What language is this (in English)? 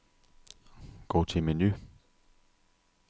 Danish